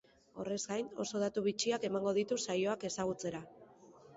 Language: Basque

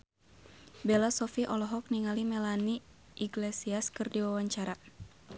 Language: Sundanese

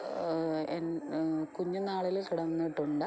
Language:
Malayalam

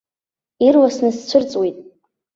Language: Abkhazian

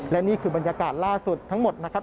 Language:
Thai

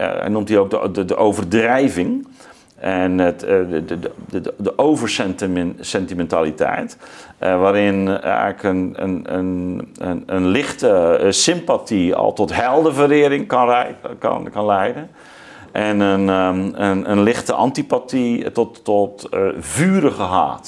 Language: Dutch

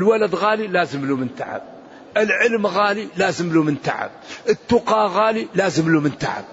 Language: Arabic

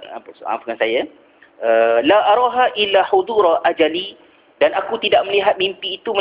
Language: Malay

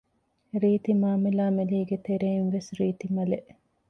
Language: Divehi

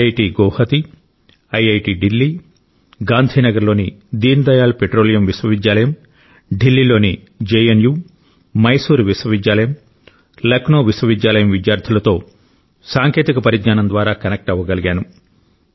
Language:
Telugu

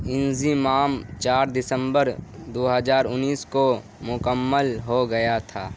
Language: Urdu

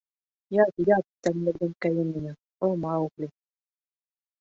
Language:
Bashkir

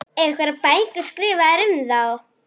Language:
Icelandic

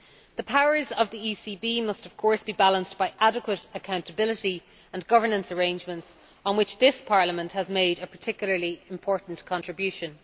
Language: English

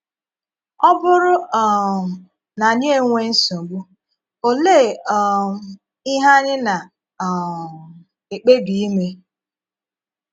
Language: Igbo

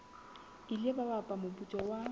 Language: Southern Sotho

